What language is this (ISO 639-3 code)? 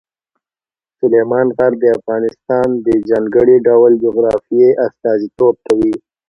pus